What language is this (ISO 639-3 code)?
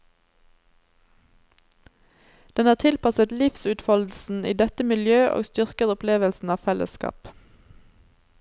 nor